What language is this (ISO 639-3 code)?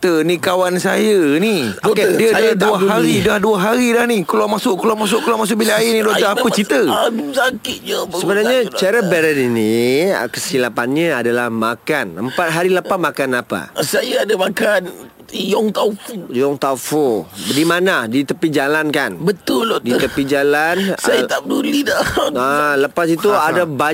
msa